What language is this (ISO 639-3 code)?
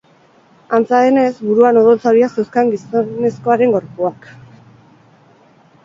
eus